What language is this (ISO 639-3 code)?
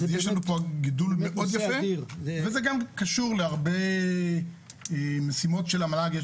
heb